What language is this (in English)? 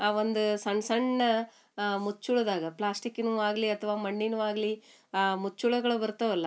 Kannada